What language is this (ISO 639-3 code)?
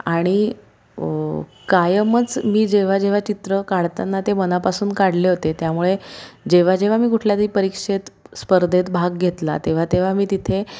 mar